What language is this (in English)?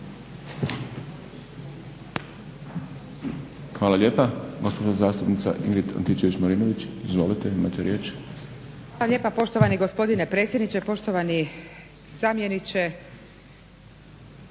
Croatian